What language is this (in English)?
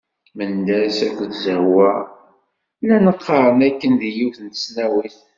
Kabyle